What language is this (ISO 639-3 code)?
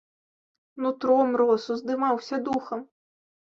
bel